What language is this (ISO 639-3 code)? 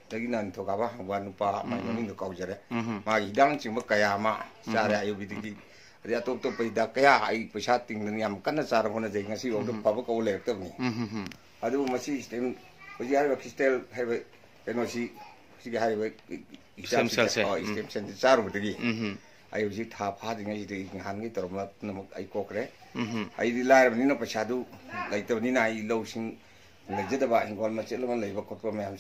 vie